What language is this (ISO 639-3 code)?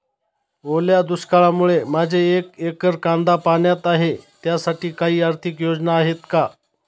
mar